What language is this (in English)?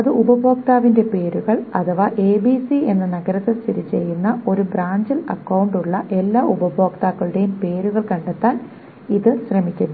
Malayalam